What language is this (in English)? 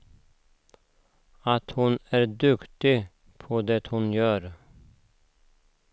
Swedish